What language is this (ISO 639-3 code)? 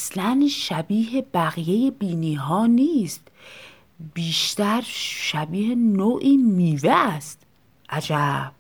fas